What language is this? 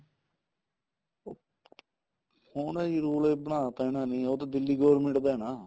Punjabi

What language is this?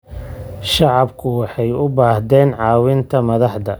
Somali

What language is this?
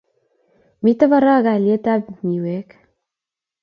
Kalenjin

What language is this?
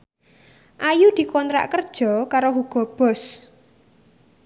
Javanese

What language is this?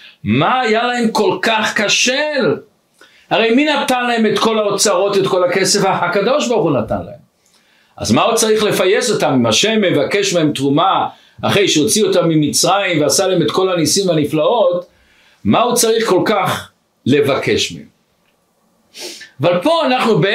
Hebrew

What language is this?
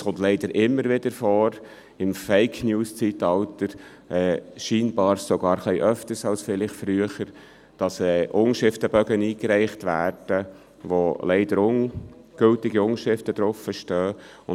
Swiss German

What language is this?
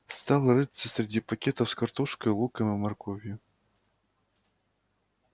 Russian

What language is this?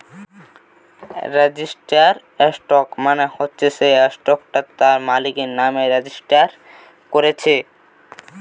Bangla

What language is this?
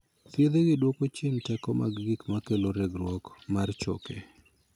Luo (Kenya and Tanzania)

